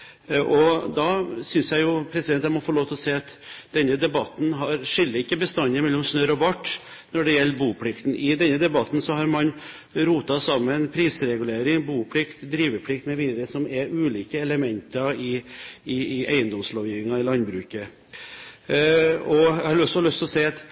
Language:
Norwegian Bokmål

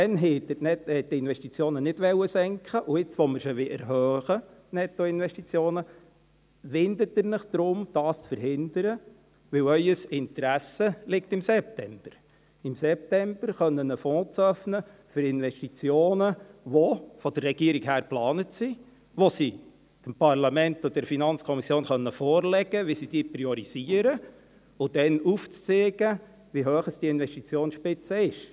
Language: Swiss German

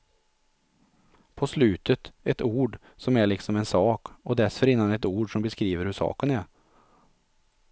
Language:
Swedish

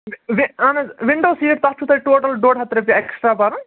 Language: Kashmiri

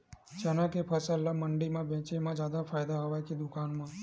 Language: Chhattisgarhi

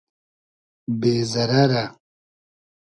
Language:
Hazaragi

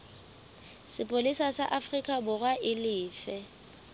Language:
Southern Sotho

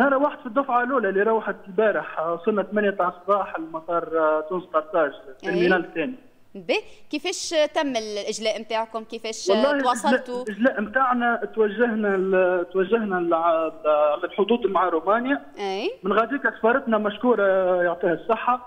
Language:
Arabic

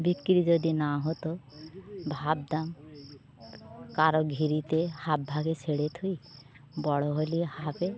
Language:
Bangla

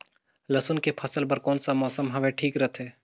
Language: Chhattisgarhi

